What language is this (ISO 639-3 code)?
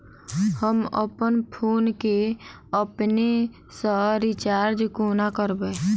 mai